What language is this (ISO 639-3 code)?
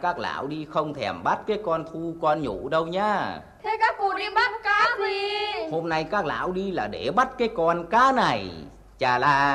vie